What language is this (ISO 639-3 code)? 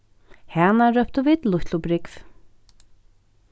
fao